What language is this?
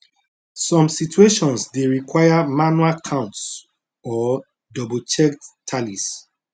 Nigerian Pidgin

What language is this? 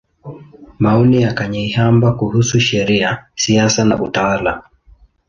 Swahili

